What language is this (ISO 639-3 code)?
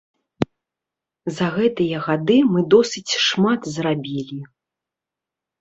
bel